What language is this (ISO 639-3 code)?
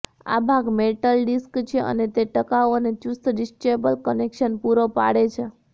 guj